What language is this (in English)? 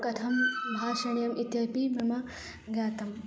Sanskrit